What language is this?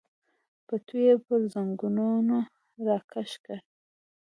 Pashto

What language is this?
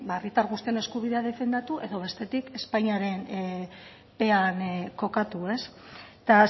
Basque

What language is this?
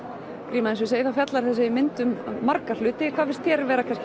Icelandic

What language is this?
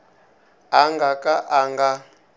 Tsonga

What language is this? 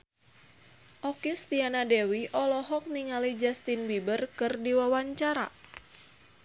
Sundanese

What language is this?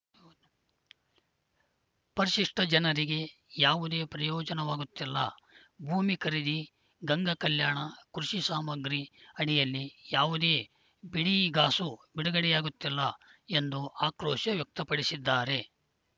Kannada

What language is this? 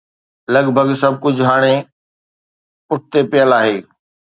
Sindhi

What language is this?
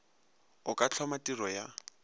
Northern Sotho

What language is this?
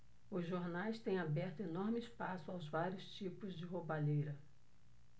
Portuguese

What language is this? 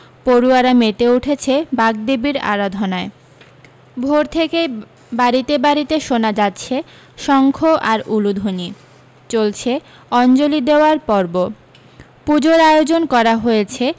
Bangla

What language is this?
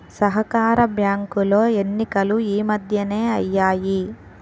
Telugu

